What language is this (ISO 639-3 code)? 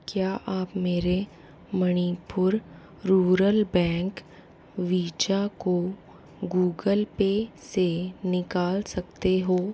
hin